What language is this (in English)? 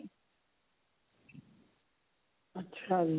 Punjabi